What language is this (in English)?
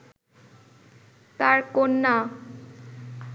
Bangla